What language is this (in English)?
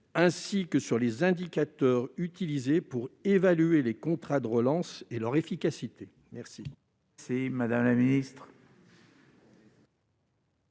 French